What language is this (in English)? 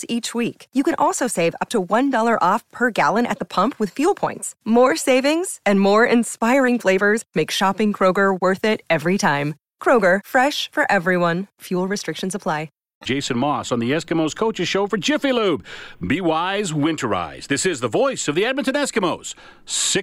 English